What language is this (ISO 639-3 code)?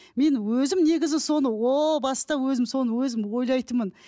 kaz